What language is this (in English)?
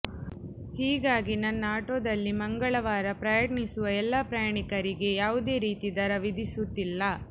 Kannada